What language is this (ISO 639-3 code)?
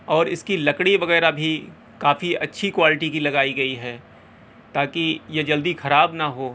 urd